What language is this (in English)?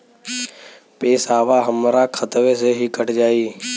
Bhojpuri